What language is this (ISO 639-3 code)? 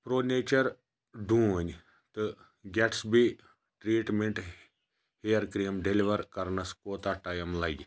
kas